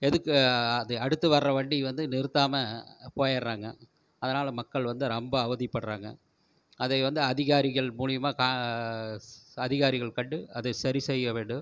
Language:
Tamil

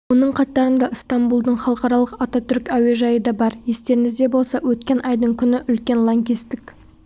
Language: Kazakh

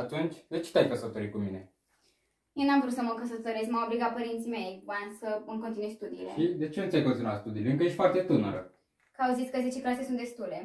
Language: Romanian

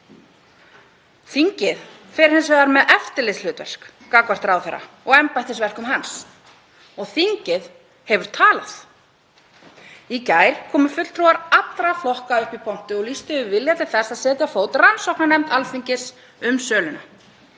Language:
Icelandic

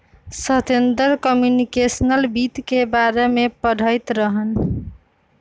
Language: Magahi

